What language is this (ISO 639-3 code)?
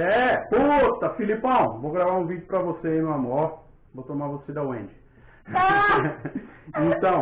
por